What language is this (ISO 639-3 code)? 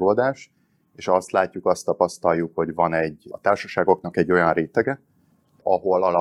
hun